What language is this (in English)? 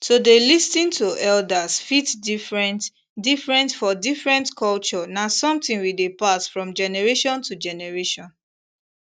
Nigerian Pidgin